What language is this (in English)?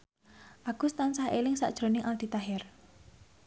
Javanese